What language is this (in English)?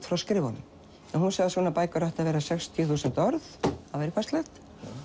Icelandic